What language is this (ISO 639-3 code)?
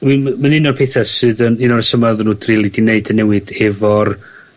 cym